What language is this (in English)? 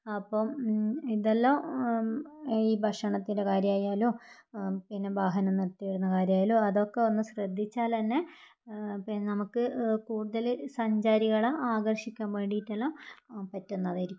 Malayalam